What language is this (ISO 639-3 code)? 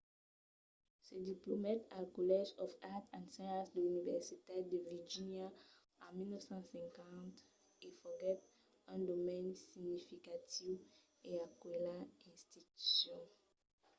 oci